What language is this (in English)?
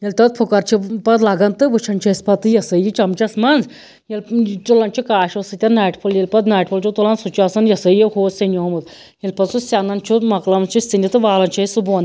Kashmiri